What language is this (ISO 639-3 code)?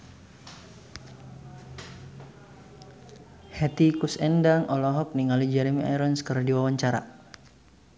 sun